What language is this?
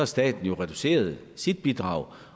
Danish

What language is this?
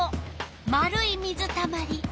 Japanese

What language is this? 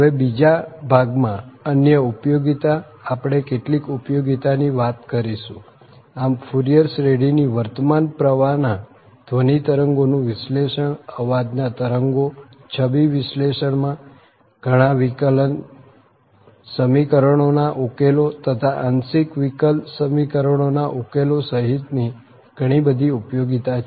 Gujarati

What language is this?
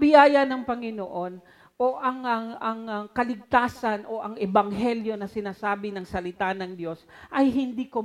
Filipino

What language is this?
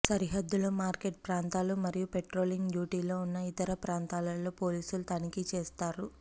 Telugu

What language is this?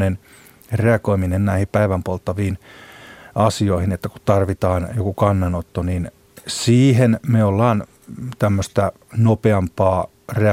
Finnish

